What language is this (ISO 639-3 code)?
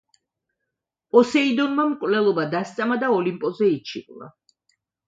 kat